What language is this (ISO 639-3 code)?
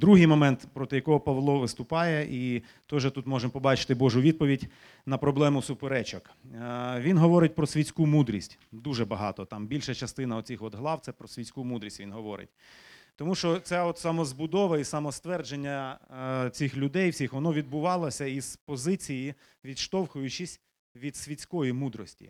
ukr